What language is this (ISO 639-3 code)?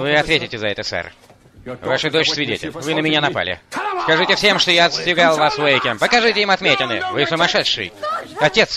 rus